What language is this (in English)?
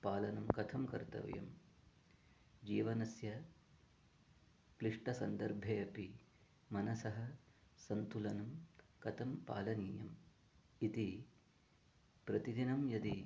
Sanskrit